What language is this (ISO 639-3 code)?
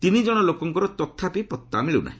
ori